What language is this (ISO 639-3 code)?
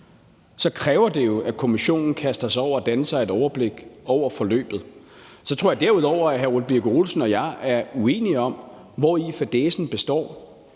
dan